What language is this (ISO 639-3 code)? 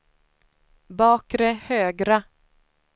swe